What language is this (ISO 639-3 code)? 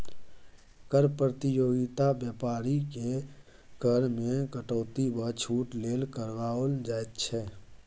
mai